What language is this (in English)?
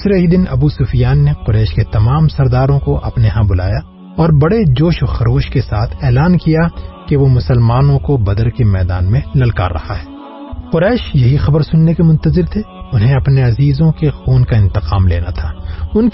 Urdu